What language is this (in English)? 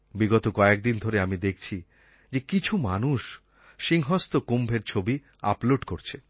Bangla